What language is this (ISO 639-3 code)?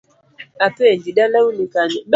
luo